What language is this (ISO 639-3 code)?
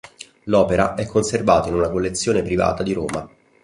ita